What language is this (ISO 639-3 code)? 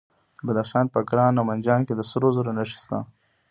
pus